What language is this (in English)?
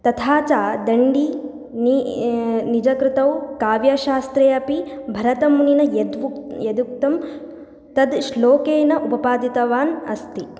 Sanskrit